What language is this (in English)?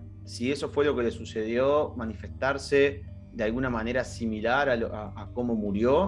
Spanish